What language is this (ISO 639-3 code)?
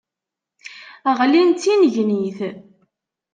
kab